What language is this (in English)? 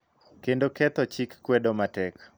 Luo (Kenya and Tanzania)